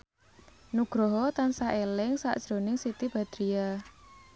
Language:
Javanese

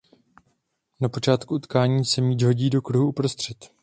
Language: Czech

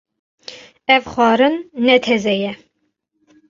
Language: Kurdish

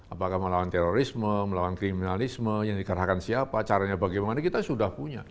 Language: Indonesian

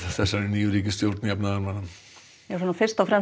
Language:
Icelandic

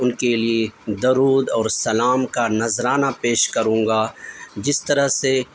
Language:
Urdu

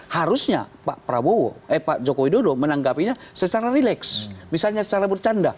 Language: Indonesian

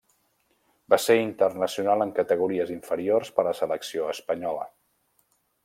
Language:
Catalan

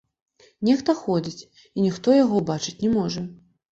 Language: Belarusian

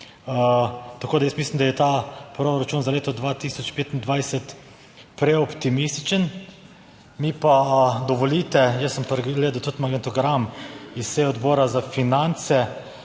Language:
Slovenian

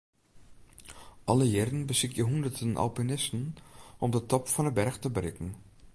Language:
Western Frisian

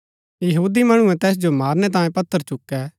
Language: Gaddi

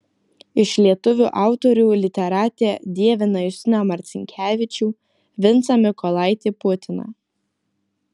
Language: Lithuanian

